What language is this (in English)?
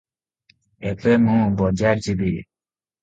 Odia